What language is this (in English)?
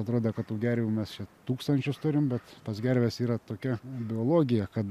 Lithuanian